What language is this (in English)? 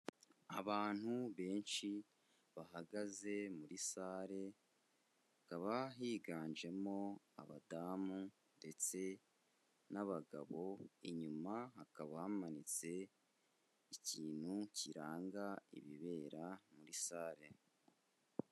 Kinyarwanda